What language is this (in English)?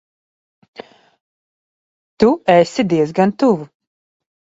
Latvian